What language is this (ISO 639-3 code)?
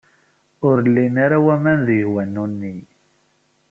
kab